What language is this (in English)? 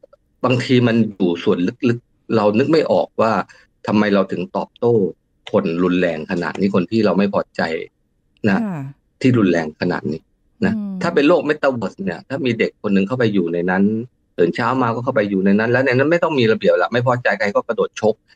Thai